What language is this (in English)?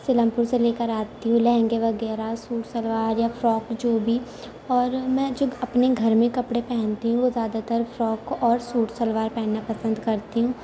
Urdu